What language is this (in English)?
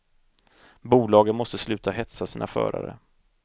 Swedish